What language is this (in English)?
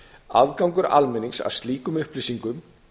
Icelandic